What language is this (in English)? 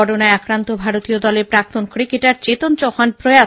Bangla